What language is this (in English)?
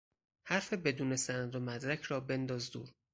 Persian